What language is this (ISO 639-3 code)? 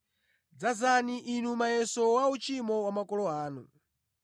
nya